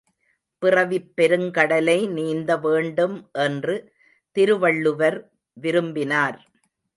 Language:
Tamil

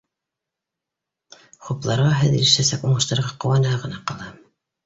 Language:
Bashkir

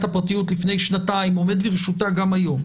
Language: Hebrew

